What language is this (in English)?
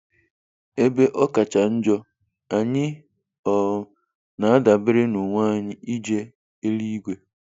Igbo